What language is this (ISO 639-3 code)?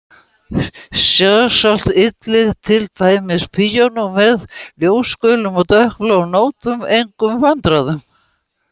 isl